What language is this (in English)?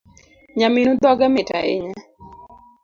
Luo (Kenya and Tanzania)